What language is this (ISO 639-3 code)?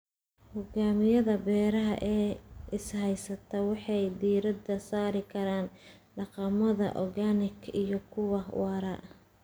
som